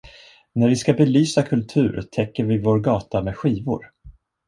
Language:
Swedish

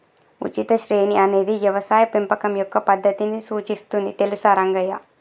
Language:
Telugu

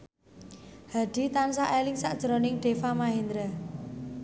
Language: Javanese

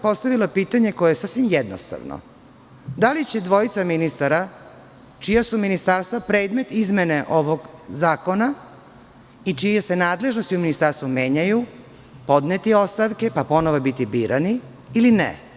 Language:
Serbian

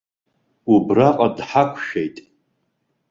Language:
Abkhazian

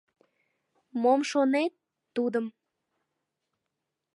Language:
Mari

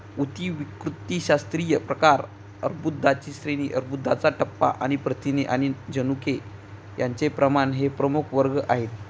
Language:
Marathi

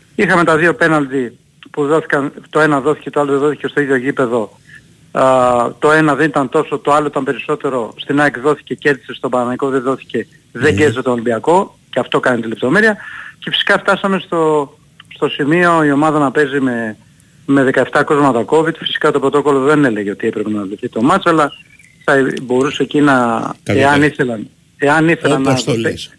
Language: Greek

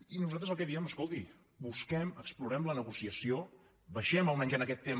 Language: Catalan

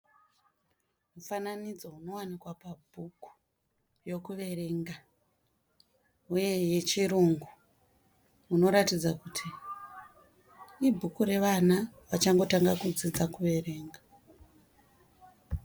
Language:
Shona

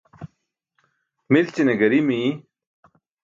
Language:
Burushaski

